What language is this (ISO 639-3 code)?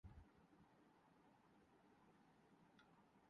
urd